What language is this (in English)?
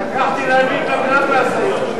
Hebrew